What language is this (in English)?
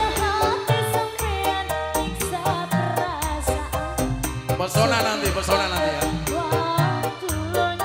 Indonesian